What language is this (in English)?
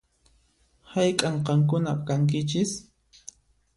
Puno Quechua